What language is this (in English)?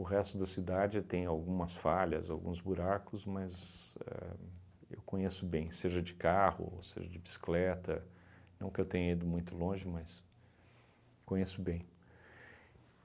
Portuguese